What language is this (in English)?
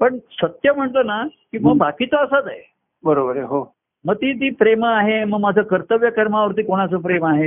Marathi